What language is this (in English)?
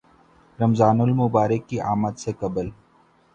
Urdu